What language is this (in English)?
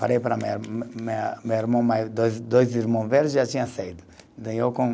Portuguese